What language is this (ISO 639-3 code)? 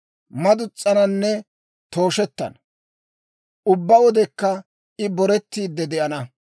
dwr